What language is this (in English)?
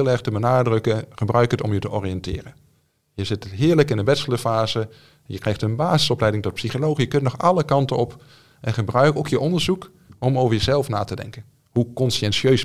Dutch